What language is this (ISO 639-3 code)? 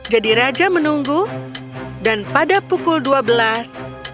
ind